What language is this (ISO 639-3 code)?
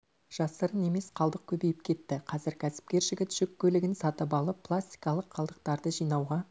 kaz